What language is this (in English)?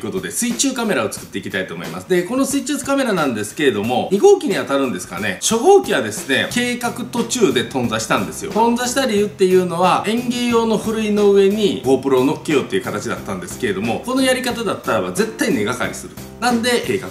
Japanese